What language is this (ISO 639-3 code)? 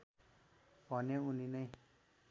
nep